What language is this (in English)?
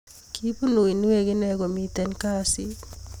Kalenjin